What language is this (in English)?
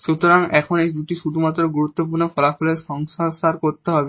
Bangla